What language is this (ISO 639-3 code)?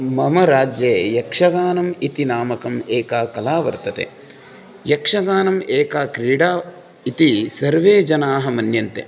san